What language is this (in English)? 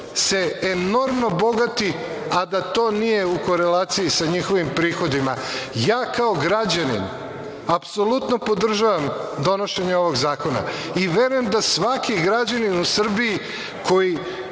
Serbian